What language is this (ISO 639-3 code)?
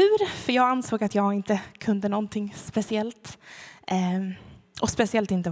swe